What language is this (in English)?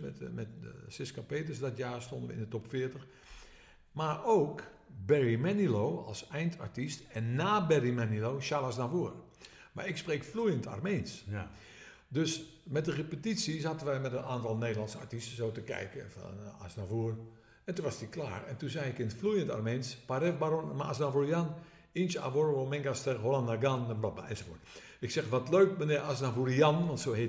Dutch